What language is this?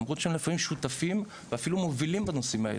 Hebrew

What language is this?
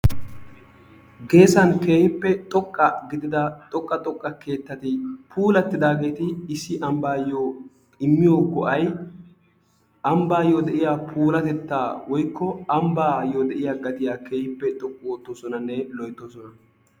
Wolaytta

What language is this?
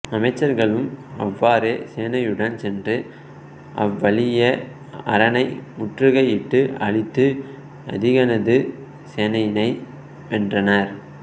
Tamil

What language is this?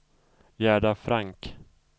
Swedish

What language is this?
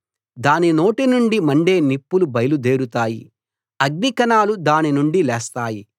Telugu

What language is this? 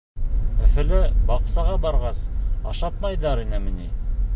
Bashkir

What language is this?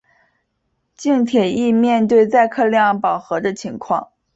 Chinese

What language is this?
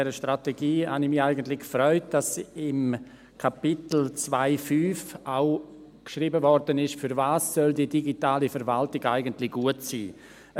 Swiss German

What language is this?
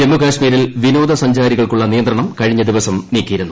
Malayalam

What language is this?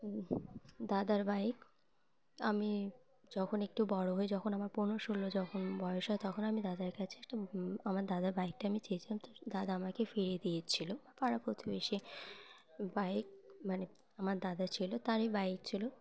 Bangla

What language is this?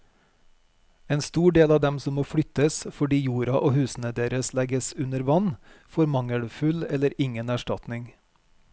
Norwegian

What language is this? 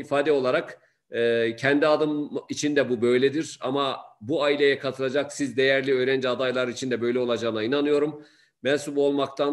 Turkish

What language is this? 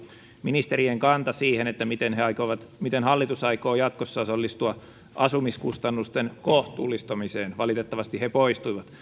Finnish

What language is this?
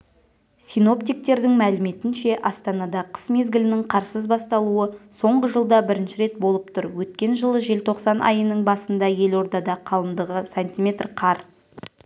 Kazakh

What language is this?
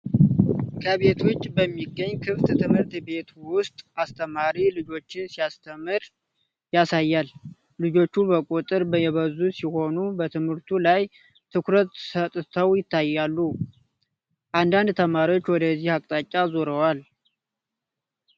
Amharic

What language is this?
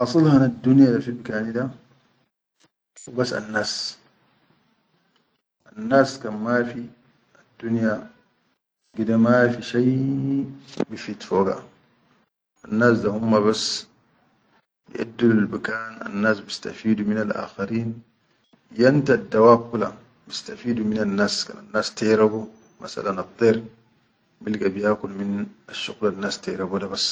Chadian Arabic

